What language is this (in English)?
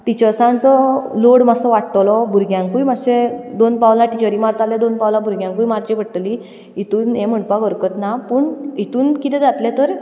Konkani